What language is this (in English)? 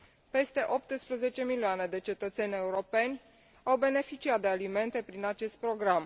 Romanian